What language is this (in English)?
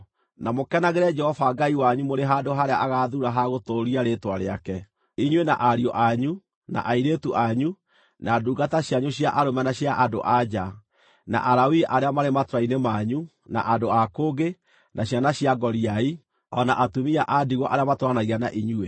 Kikuyu